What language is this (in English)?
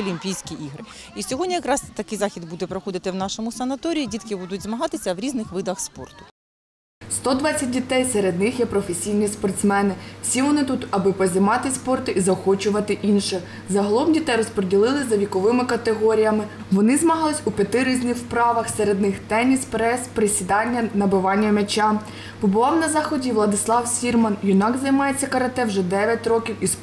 Ukrainian